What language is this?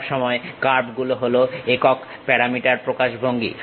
Bangla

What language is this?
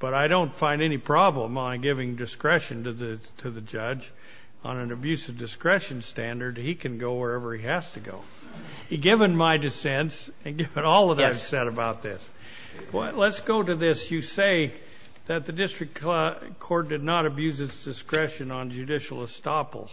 English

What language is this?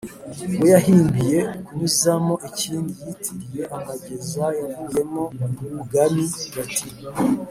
Kinyarwanda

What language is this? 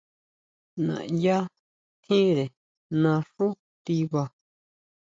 Huautla Mazatec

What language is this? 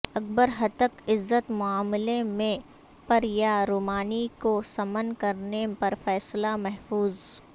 Urdu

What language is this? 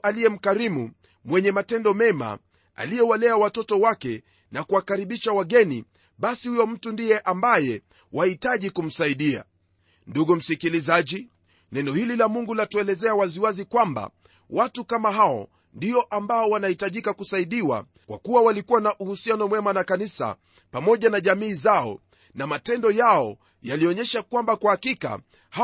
Swahili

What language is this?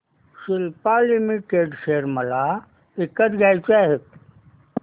Marathi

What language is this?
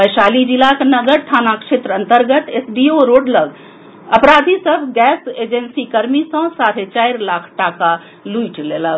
Maithili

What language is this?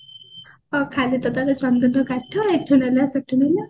Odia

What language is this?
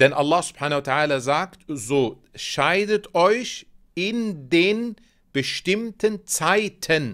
German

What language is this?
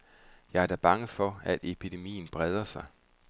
Danish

